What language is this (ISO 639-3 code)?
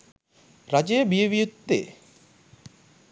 sin